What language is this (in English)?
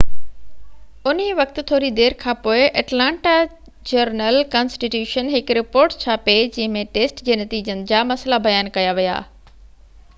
Sindhi